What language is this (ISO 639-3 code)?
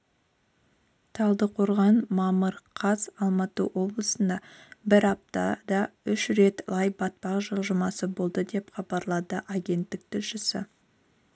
kaz